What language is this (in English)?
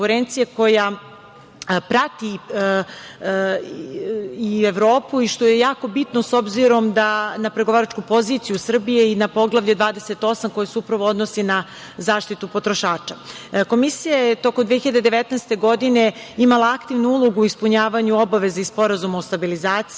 Serbian